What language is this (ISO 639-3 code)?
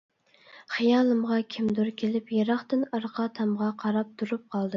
uig